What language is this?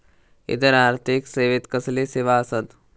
Marathi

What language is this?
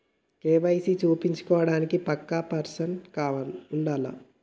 Telugu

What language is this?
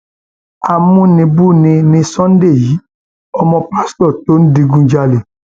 Yoruba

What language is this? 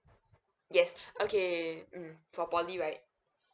English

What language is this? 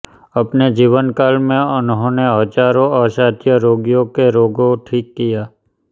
Hindi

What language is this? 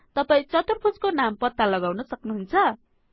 Nepali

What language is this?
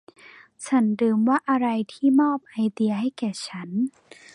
Thai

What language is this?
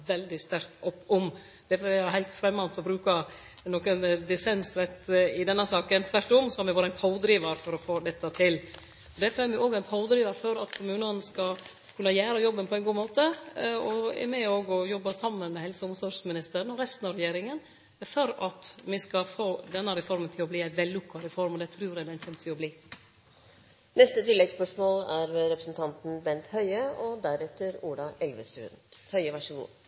Norwegian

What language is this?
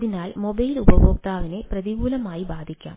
Malayalam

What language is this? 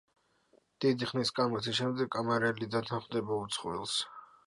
Georgian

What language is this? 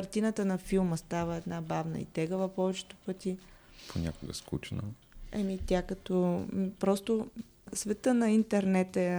Bulgarian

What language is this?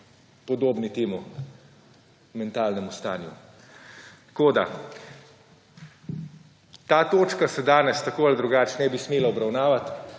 Slovenian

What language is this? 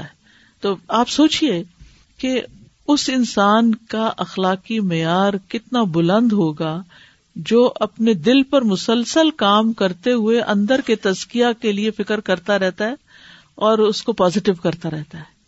Urdu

